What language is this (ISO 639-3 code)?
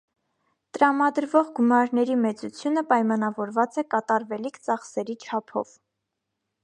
hye